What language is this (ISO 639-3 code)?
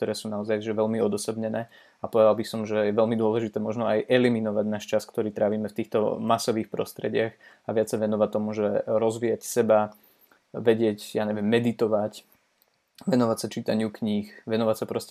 slk